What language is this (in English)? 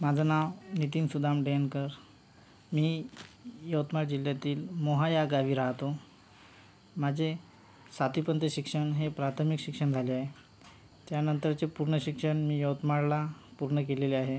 Marathi